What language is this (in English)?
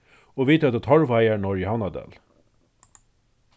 Faroese